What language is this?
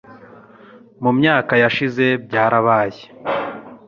Kinyarwanda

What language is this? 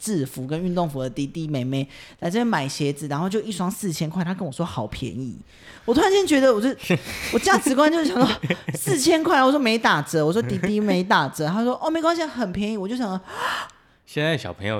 Chinese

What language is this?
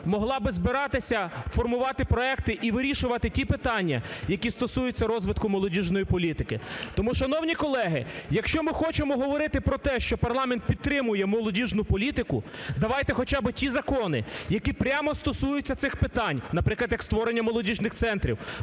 Ukrainian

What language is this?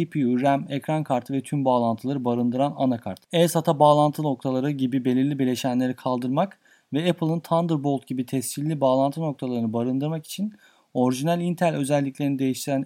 Turkish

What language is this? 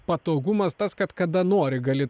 Lithuanian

